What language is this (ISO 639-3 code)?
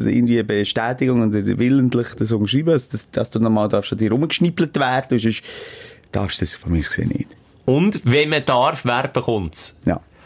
deu